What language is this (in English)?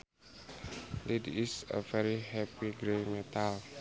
Sundanese